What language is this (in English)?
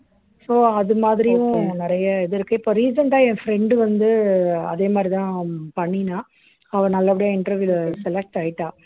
Tamil